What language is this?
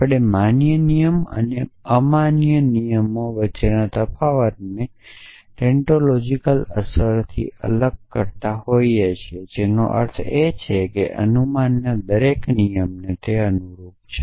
Gujarati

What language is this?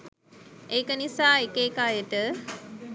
Sinhala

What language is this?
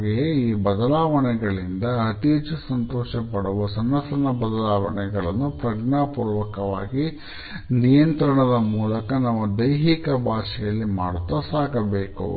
Kannada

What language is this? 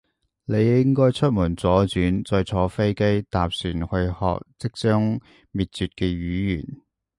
Cantonese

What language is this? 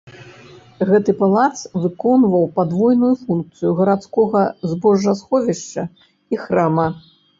Belarusian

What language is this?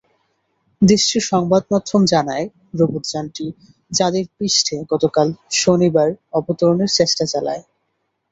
Bangla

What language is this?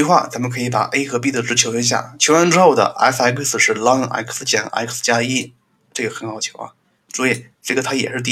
Chinese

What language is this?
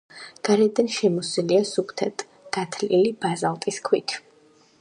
Georgian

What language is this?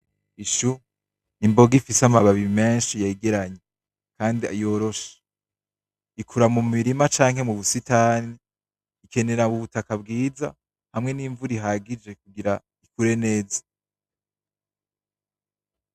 Rundi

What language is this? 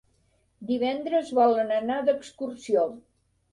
Catalan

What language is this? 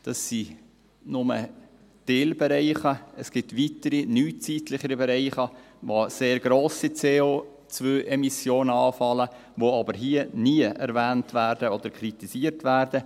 Swiss German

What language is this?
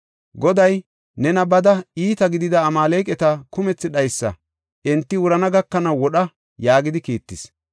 Gofa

